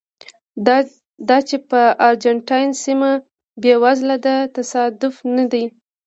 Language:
Pashto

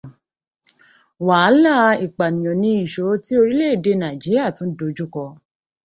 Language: Yoruba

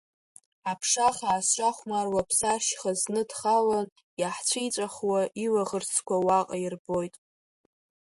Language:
Abkhazian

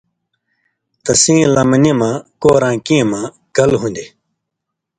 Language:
Indus Kohistani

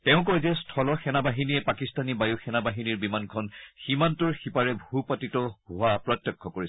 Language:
Assamese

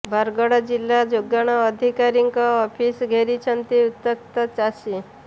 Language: Odia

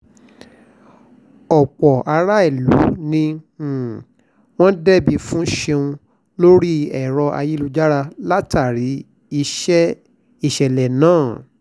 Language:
Yoruba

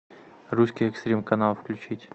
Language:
Russian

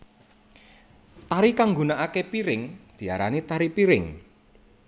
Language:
Javanese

